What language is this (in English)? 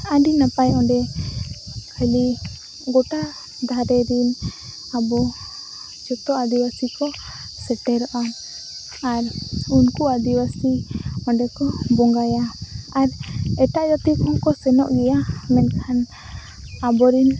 Santali